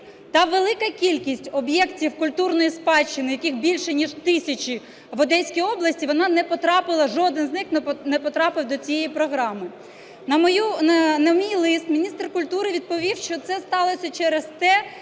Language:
Ukrainian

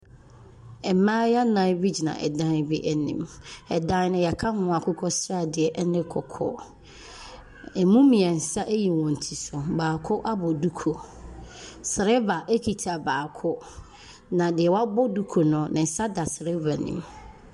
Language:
Akan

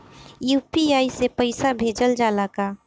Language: Bhojpuri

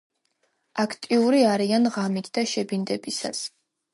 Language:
Georgian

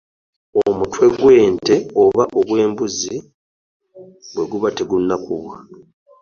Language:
Ganda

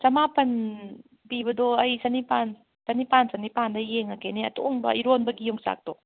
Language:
Manipuri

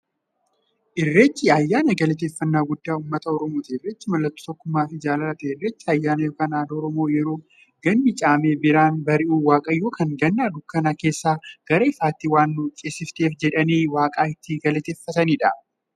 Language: Oromo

